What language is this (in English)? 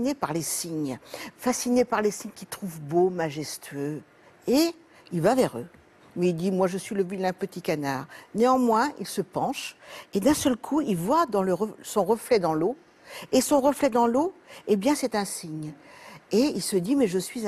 French